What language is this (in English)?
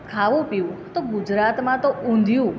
Gujarati